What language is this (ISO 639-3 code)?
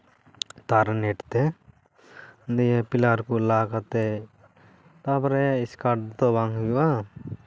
sat